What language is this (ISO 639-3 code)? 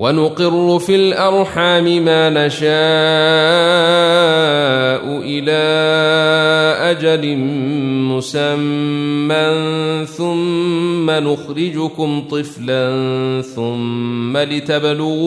ara